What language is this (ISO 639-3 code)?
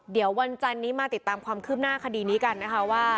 tha